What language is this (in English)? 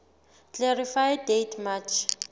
Southern Sotho